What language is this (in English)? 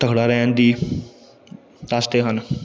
Punjabi